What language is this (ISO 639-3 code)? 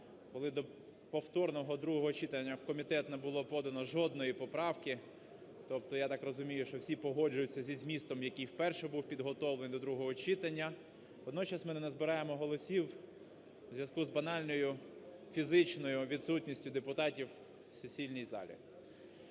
ukr